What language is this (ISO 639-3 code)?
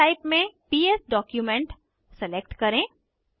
hin